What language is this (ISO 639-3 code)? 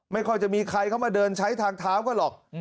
tha